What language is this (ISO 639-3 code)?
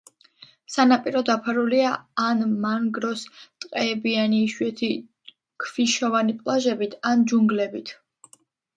kat